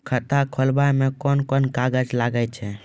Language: Maithili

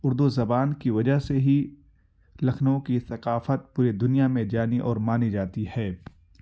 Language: Urdu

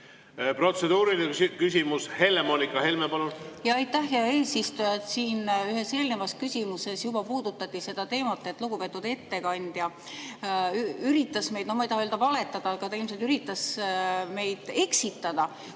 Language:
Estonian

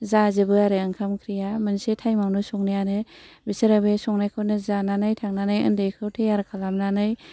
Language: Bodo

